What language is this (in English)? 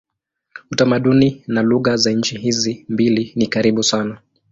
Swahili